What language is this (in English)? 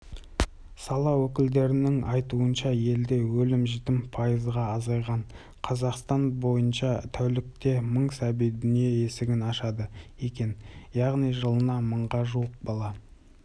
Kazakh